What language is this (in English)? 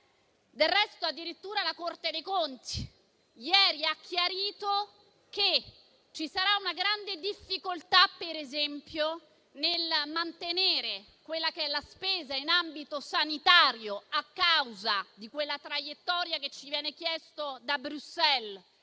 Italian